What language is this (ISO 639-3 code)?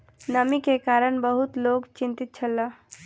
mai